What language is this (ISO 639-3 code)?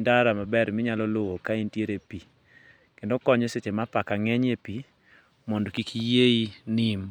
luo